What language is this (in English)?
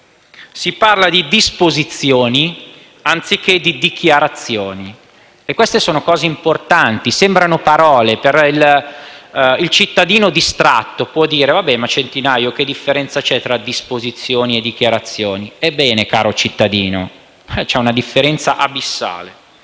Italian